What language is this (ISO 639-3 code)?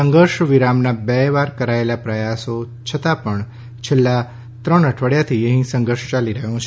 guj